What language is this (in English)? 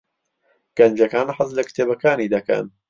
Central Kurdish